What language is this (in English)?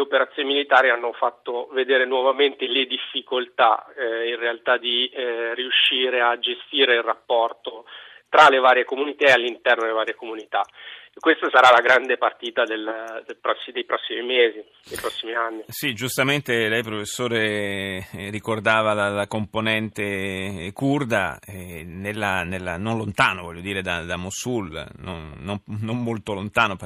Italian